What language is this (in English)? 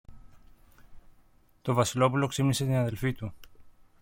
Greek